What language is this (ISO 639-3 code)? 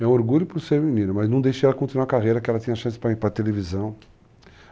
por